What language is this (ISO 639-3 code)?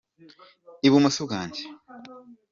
kin